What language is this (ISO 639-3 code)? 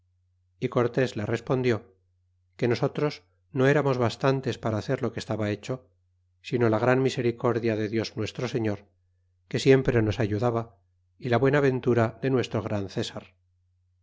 spa